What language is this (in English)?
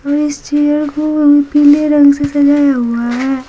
Hindi